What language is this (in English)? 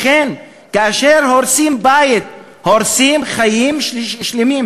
Hebrew